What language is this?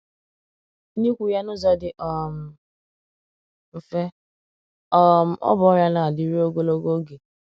Igbo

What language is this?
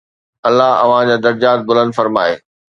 Sindhi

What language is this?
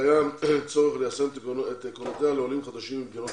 Hebrew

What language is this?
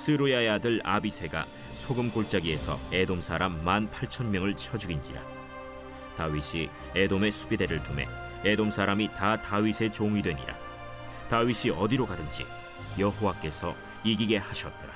Korean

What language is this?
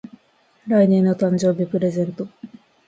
Japanese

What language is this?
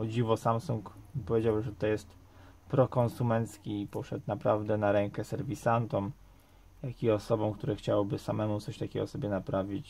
Polish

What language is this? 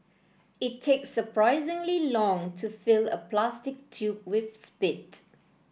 English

